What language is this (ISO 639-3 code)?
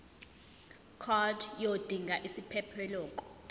zul